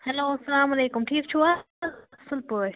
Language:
Kashmiri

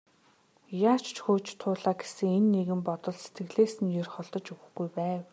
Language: Mongolian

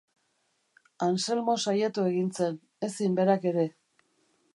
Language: Basque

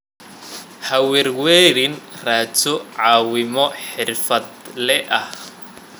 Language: Somali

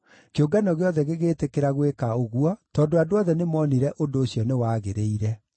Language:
Kikuyu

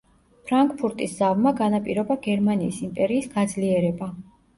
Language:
Georgian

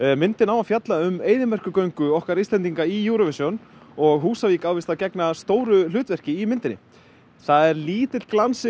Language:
Icelandic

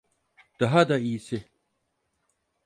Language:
Turkish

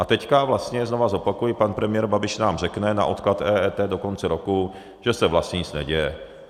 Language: Czech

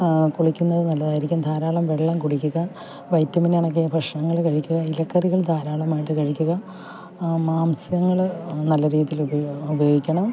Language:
Malayalam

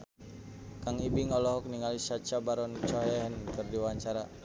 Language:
Sundanese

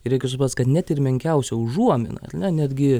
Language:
Lithuanian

